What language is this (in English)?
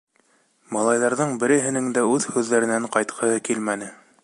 Bashkir